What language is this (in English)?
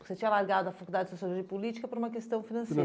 Portuguese